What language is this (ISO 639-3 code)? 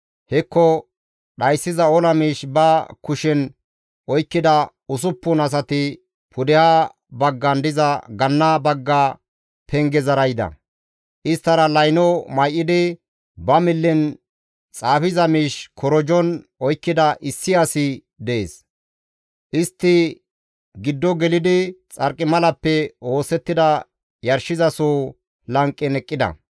gmv